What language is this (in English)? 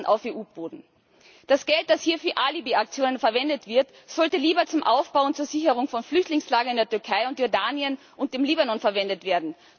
German